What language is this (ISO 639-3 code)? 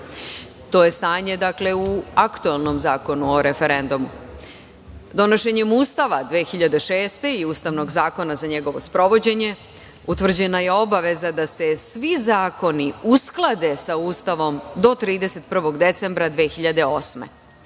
srp